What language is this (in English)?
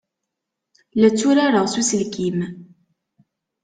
Kabyle